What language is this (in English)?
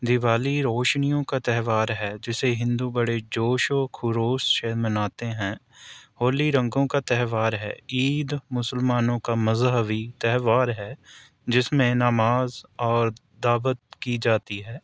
Urdu